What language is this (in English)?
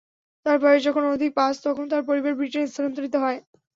Bangla